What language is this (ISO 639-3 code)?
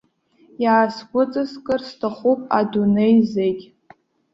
abk